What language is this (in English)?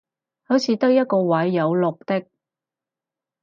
Cantonese